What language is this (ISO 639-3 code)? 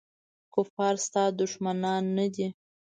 pus